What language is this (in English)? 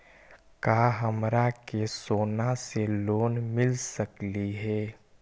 Magahi